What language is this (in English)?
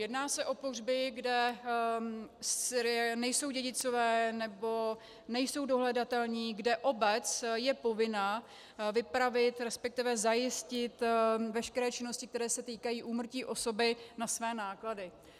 Czech